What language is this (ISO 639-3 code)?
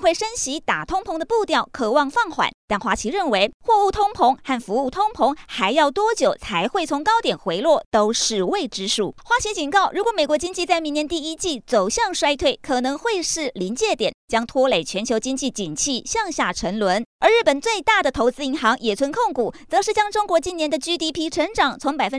zho